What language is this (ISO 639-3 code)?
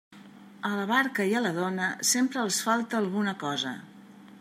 cat